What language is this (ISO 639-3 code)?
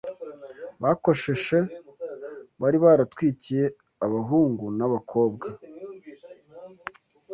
kin